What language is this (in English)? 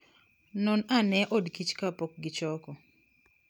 Luo (Kenya and Tanzania)